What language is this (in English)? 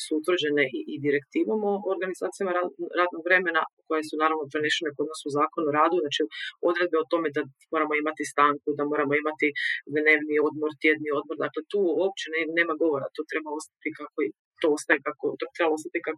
Croatian